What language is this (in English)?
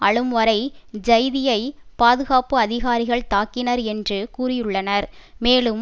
Tamil